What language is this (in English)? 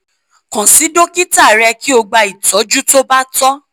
Yoruba